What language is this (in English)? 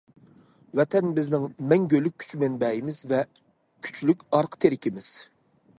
Uyghur